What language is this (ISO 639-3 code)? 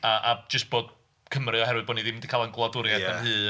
cym